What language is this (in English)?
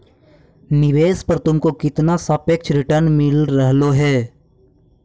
Magahi